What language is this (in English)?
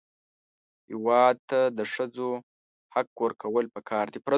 Pashto